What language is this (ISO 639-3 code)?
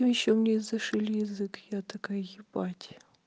rus